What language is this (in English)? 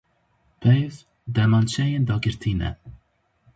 Kurdish